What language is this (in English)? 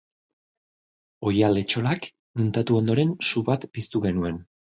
Basque